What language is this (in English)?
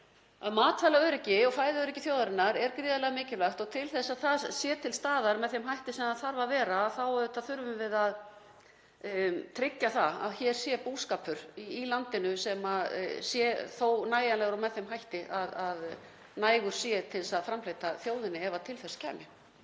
Icelandic